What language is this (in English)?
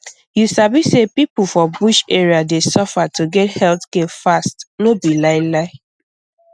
Nigerian Pidgin